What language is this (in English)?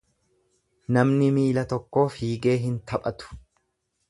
Oromo